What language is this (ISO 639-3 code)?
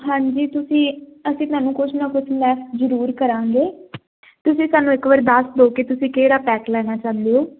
pan